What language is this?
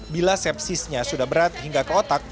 Indonesian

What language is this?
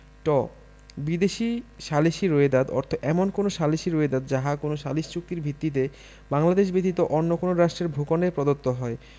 Bangla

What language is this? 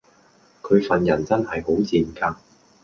Cantonese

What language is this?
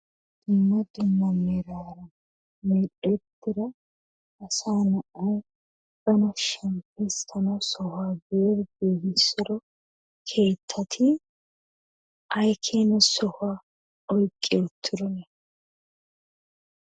Wolaytta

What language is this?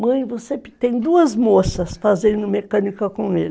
Portuguese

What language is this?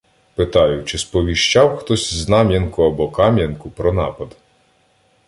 Ukrainian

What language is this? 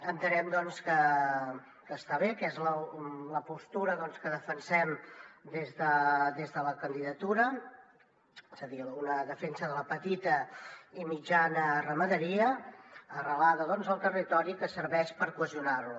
Catalan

